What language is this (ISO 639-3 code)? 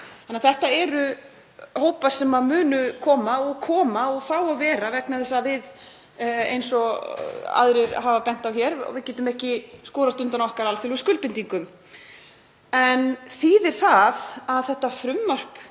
isl